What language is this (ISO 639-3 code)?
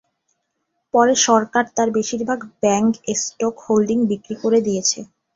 ben